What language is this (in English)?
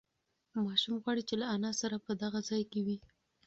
Pashto